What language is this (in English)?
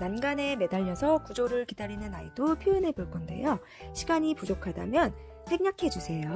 Korean